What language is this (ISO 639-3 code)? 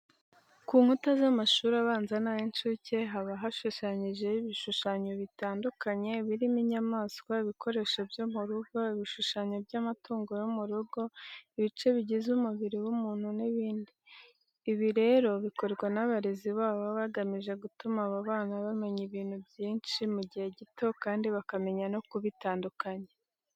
kin